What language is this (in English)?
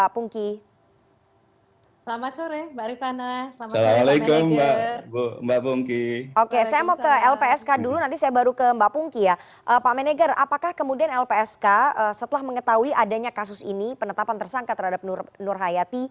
Indonesian